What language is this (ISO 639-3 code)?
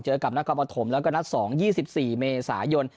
tha